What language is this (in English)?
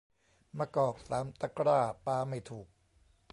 Thai